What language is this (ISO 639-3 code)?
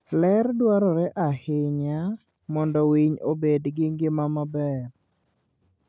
luo